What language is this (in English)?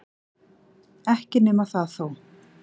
Icelandic